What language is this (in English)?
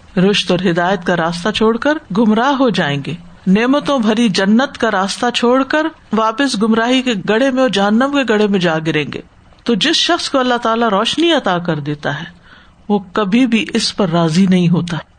Urdu